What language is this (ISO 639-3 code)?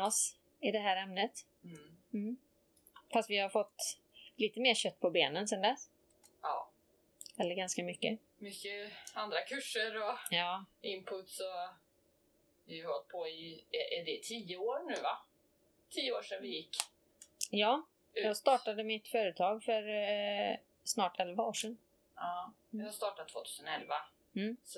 swe